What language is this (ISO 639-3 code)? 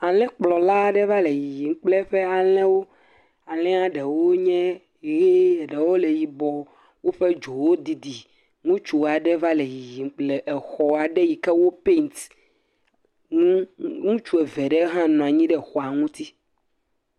ewe